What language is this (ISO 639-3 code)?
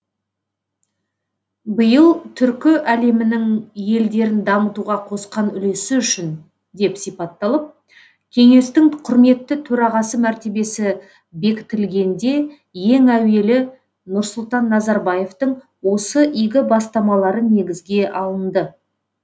kaz